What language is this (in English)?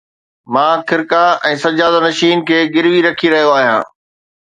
Sindhi